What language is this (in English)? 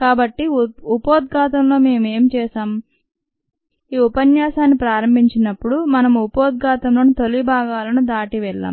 Telugu